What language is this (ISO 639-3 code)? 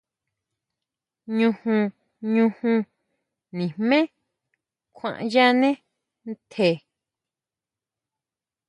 mau